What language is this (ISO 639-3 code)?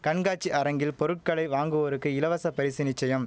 tam